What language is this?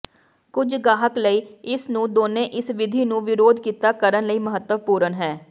Punjabi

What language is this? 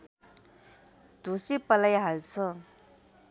Nepali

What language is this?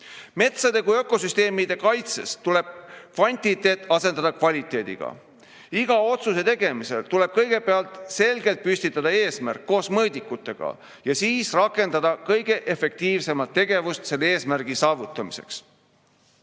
Estonian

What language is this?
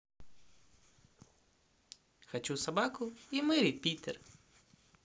Russian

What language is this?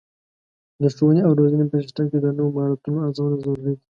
Pashto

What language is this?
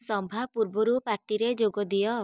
Odia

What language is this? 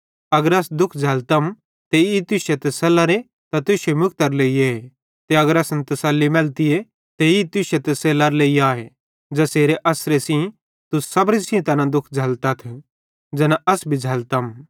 Bhadrawahi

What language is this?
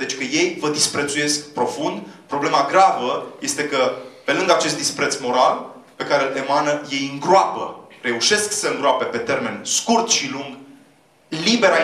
Romanian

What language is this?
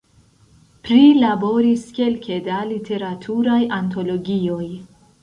Esperanto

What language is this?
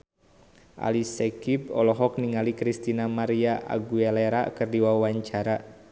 Sundanese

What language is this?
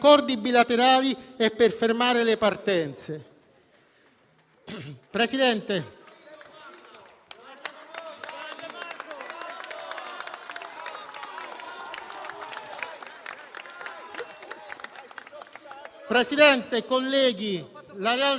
Italian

